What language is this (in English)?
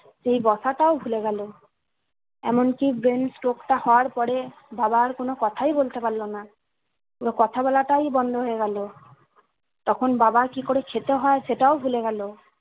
Bangla